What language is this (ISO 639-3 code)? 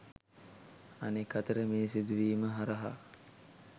sin